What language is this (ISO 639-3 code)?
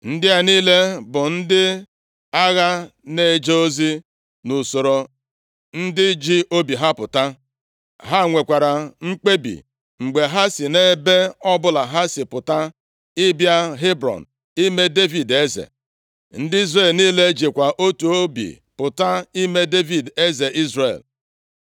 ibo